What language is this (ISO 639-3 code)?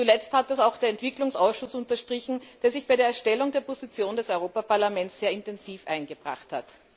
deu